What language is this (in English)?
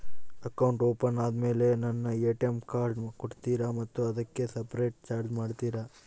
Kannada